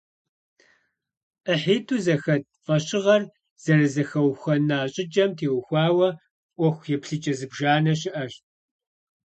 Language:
Kabardian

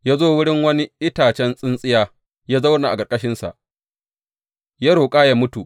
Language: Hausa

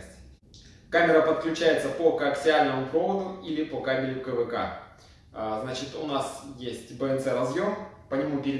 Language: Russian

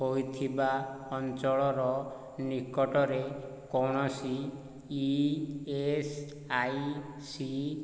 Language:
Odia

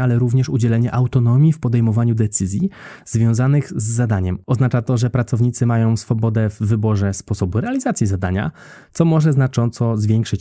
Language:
Polish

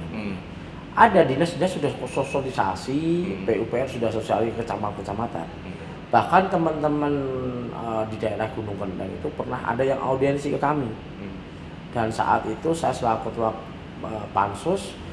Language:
Indonesian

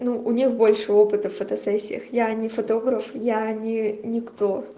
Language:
Russian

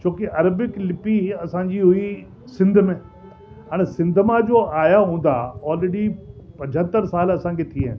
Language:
Sindhi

